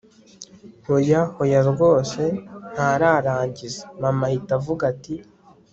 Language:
Kinyarwanda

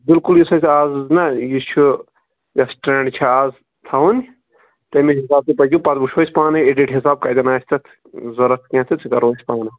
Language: Kashmiri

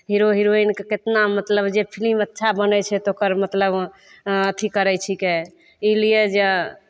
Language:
Maithili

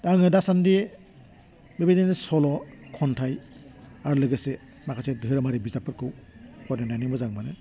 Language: Bodo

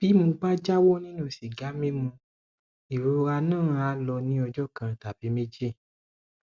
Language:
Yoruba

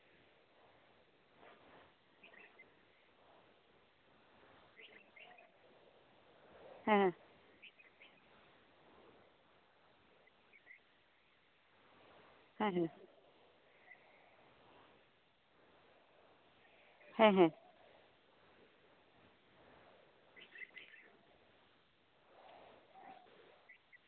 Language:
Santali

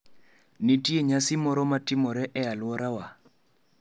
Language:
Luo (Kenya and Tanzania)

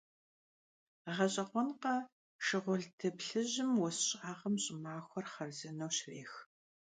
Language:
Kabardian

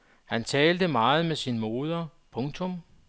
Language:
Danish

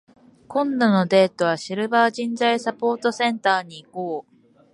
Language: Japanese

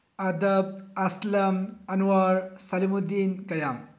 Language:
Manipuri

